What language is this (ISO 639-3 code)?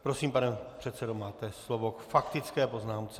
ces